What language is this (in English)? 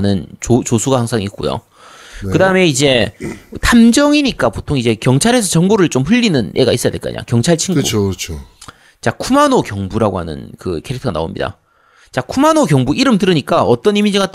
Korean